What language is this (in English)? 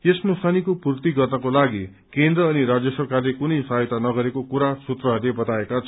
Nepali